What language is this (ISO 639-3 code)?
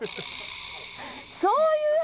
jpn